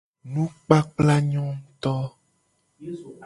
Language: Gen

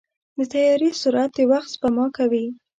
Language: Pashto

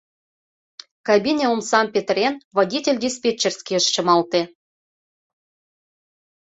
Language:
Mari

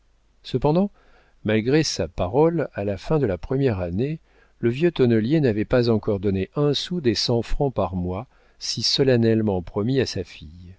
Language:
French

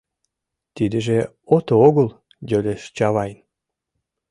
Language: Mari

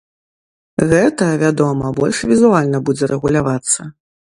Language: Belarusian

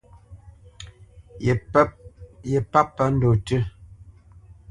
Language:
Bamenyam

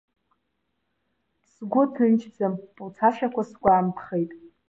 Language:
Abkhazian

